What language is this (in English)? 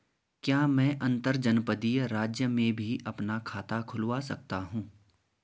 Hindi